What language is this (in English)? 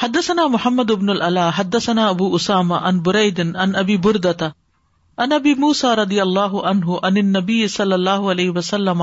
Urdu